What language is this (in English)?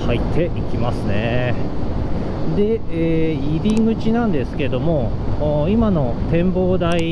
Japanese